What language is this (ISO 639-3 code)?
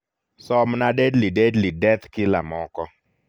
luo